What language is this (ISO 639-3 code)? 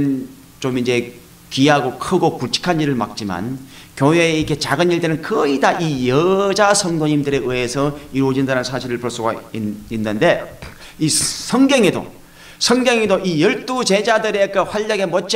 kor